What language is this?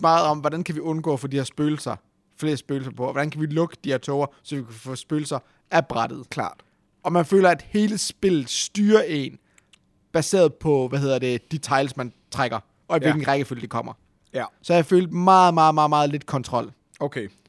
Danish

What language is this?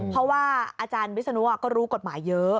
Thai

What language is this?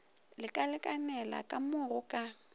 Northern Sotho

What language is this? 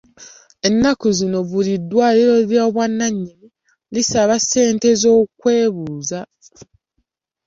Ganda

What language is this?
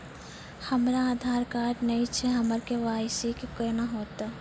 Maithili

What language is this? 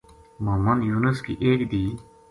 Gujari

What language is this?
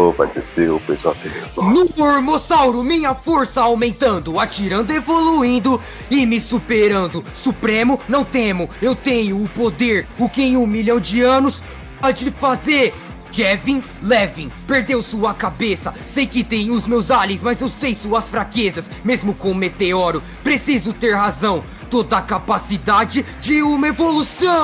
Portuguese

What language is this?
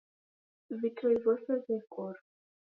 Taita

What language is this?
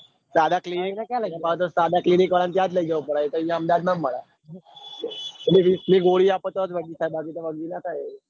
Gujarati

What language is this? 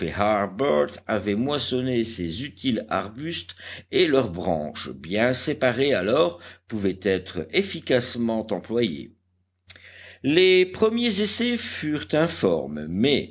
French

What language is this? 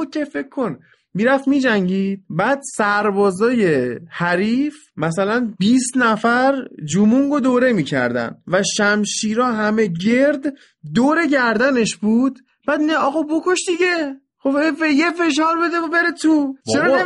Persian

